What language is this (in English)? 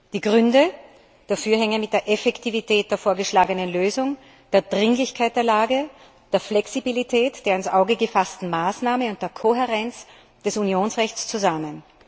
German